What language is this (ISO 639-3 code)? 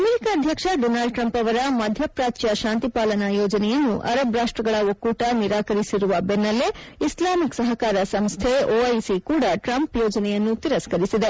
kan